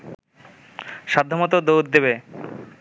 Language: Bangla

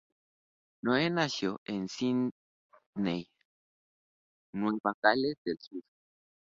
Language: Spanish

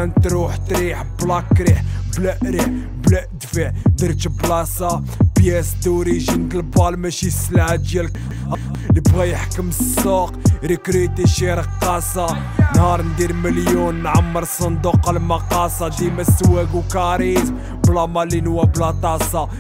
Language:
French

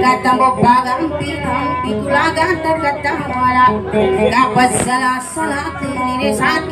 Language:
Thai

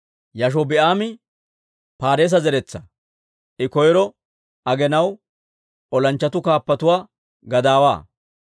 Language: Dawro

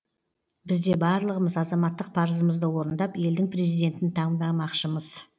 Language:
Kazakh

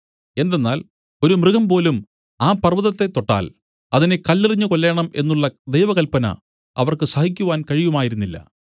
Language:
Malayalam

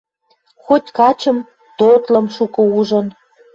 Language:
Western Mari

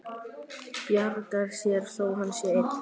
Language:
Icelandic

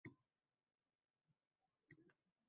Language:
Uzbek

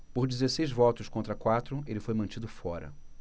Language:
Portuguese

